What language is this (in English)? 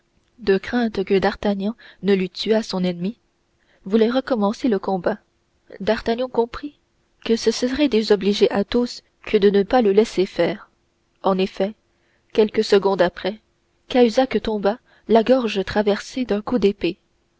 French